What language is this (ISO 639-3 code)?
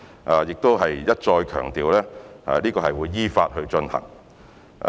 yue